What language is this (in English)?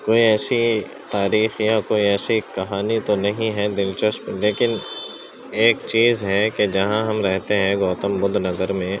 Urdu